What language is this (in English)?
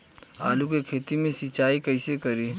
Bhojpuri